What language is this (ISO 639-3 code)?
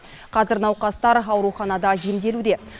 kaz